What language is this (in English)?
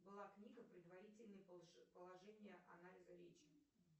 Russian